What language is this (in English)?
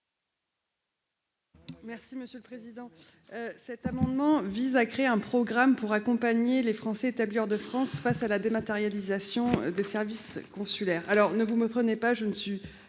French